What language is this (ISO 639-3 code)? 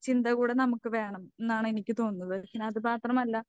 mal